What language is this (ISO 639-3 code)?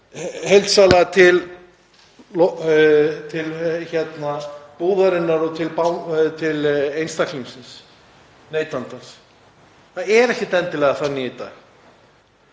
isl